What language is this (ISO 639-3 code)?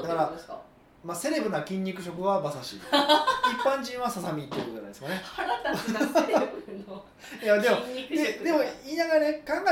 jpn